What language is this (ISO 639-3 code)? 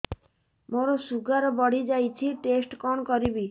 ori